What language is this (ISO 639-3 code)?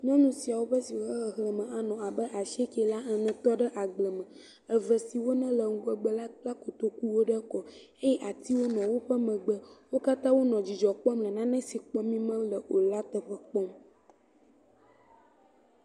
ewe